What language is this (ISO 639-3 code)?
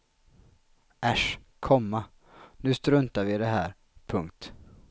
swe